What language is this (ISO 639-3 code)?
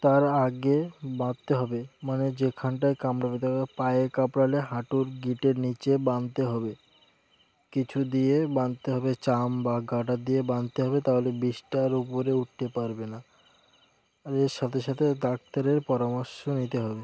ben